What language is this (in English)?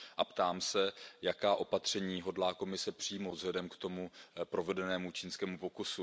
Czech